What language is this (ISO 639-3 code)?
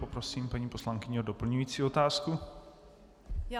ces